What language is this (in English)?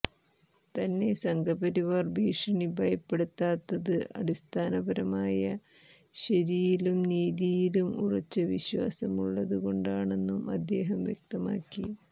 Malayalam